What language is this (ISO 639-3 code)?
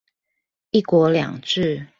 zho